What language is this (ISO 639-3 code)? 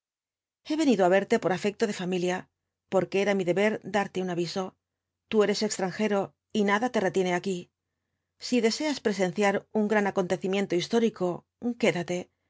spa